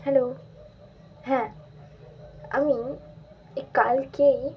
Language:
Bangla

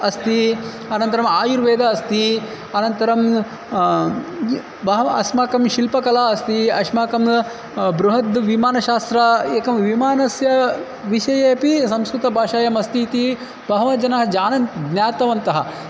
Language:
Sanskrit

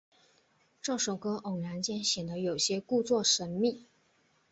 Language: Chinese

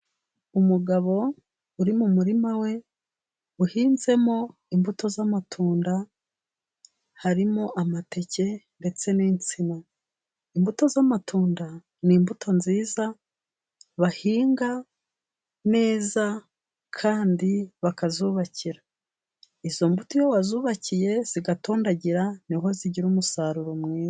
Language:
Kinyarwanda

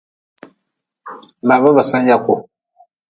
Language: Nawdm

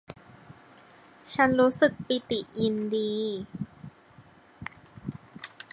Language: Thai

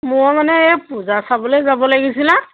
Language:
Assamese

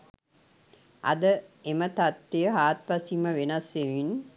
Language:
Sinhala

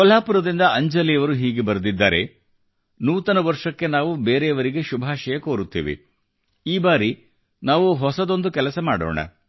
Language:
Kannada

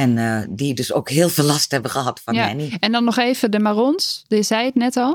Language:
Dutch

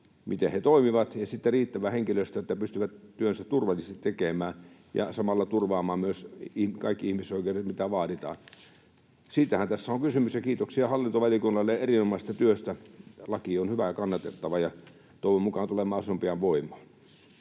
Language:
Finnish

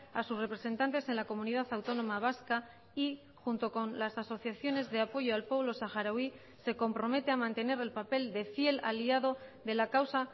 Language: Spanish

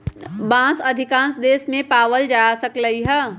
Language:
Magahi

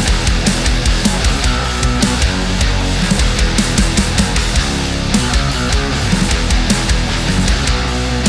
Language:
Ukrainian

